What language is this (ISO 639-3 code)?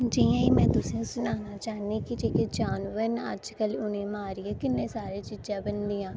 doi